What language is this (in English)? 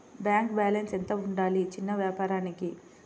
Telugu